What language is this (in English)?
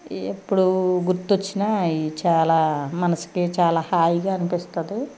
Telugu